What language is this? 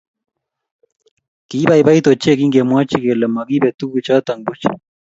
Kalenjin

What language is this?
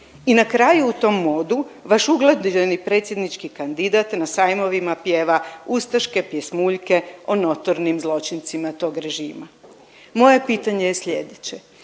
Croatian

